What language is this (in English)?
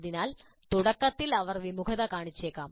Malayalam